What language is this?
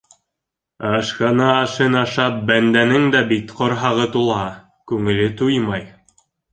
Bashkir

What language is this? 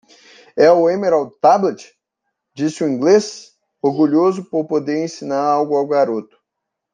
Portuguese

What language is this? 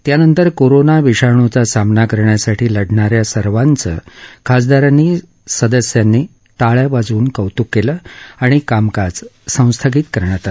Marathi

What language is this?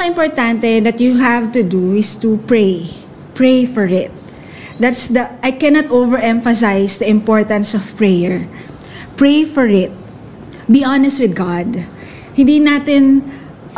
Filipino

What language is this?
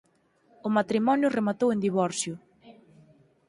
Galician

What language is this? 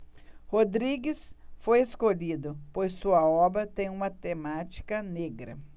Portuguese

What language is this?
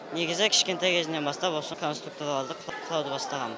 Kazakh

